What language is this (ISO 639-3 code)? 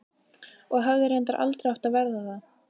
isl